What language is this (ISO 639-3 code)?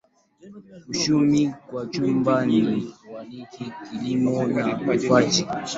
swa